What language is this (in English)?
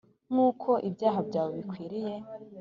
Kinyarwanda